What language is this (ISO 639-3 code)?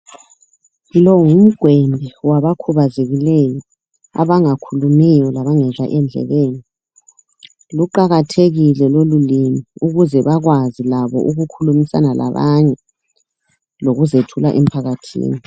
nde